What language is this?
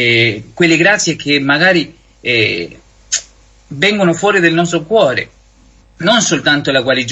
Italian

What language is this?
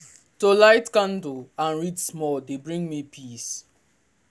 Nigerian Pidgin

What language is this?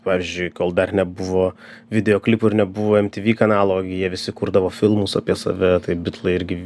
Lithuanian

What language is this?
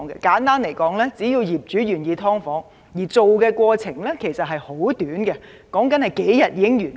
Cantonese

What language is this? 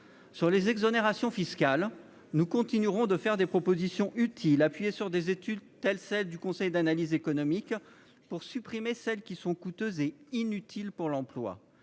French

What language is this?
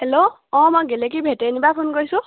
Assamese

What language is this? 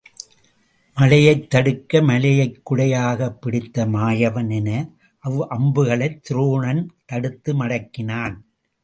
Tamil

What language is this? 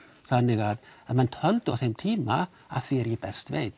Icelandic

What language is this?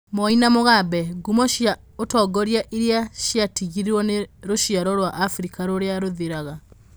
Kikuyu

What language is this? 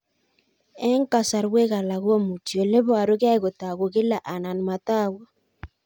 Kalenjin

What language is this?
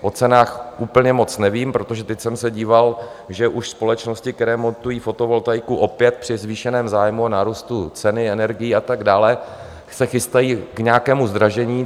Czech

